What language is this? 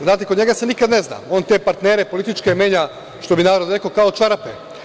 Serbian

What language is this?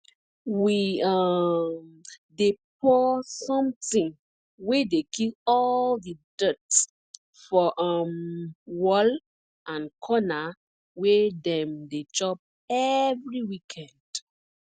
Nigerian Pidgin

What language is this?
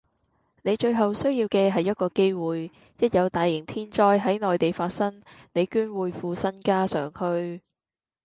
Cantonese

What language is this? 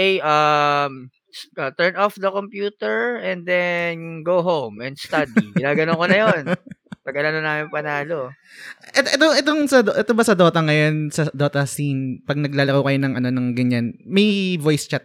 Filipino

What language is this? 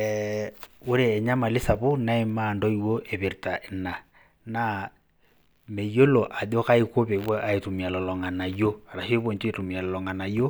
Masai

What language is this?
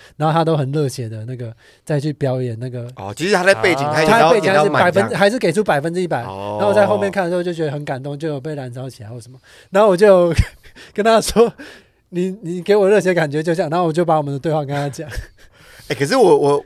Chinese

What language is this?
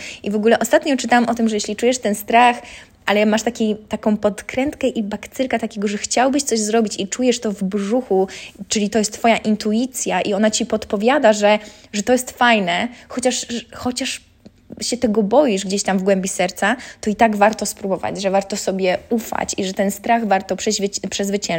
Polish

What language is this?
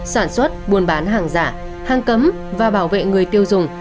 Vietnamese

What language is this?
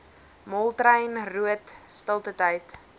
Afrikaans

